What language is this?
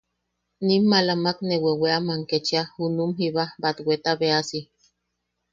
Yaqui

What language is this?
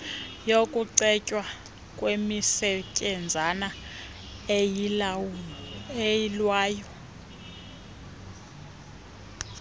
Xhosa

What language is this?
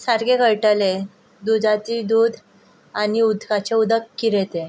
Konkani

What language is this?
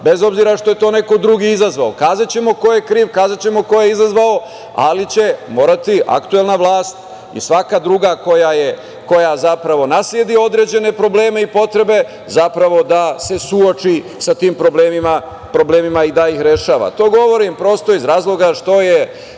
Serbian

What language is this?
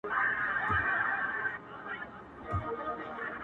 Pashto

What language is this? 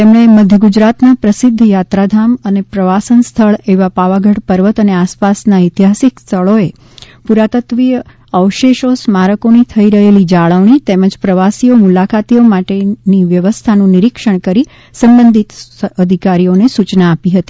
Gujarati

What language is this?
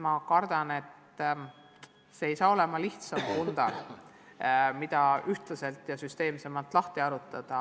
Estonian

